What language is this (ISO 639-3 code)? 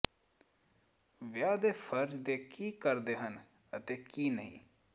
pan